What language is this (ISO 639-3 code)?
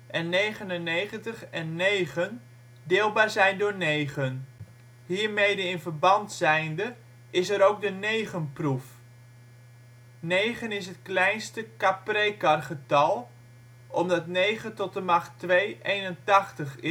nld